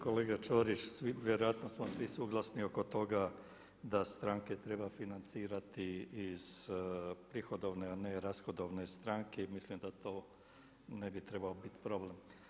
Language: Croatian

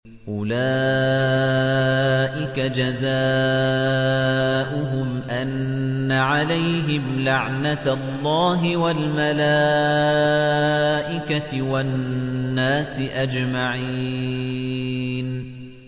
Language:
Arabic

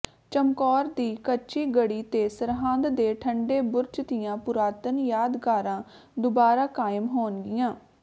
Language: Punjabi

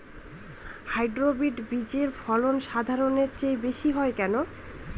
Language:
Bangla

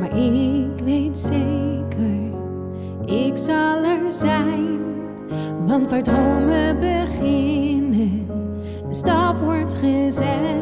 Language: Dutch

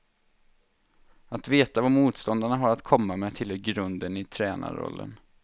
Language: Swedish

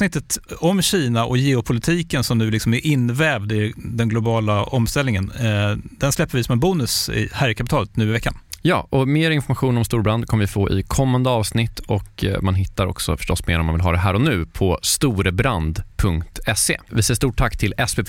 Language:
Swedish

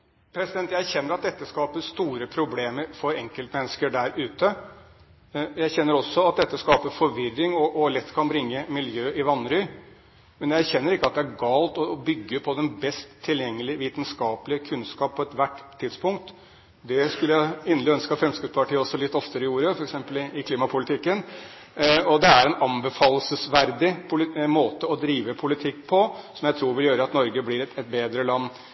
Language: Norwegian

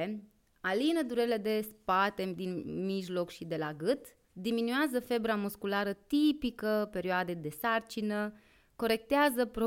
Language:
Romanian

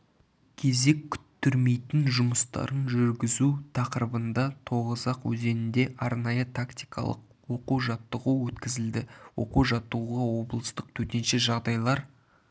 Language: Kazakh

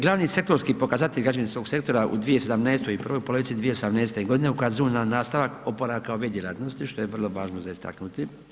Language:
Croatian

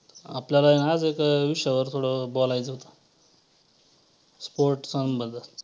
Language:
Marathi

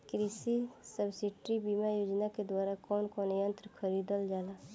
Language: Bhojpuri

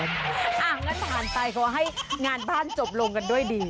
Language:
Thai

